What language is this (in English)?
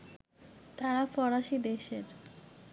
Bangla